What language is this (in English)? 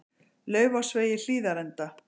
Icelandic